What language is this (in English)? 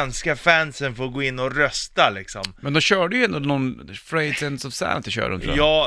Swedish